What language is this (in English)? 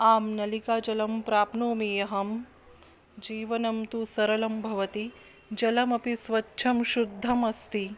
Sanskrit